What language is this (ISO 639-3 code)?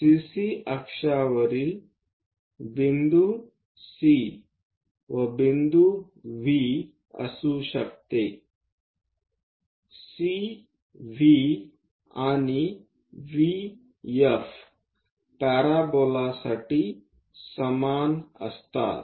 mar